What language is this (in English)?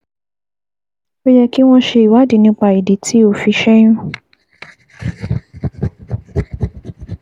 Yoruba